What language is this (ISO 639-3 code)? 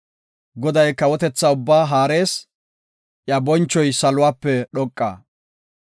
gof